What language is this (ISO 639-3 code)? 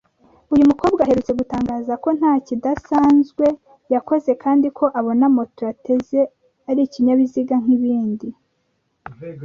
kin